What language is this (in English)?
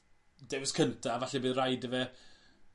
Welsh